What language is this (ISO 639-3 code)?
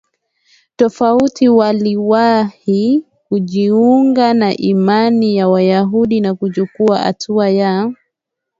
swa